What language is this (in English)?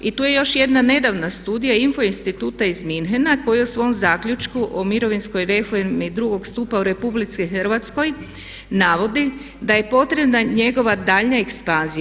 Croatian